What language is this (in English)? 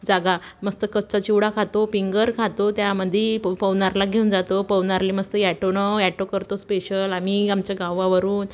Marathi